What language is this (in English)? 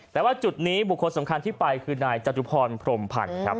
Thai